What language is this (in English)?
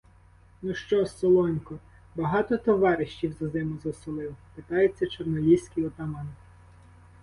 Ukrainian